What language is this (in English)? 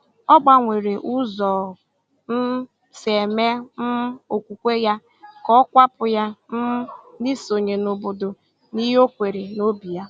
Igbo